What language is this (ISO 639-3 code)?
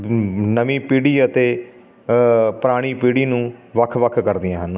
pan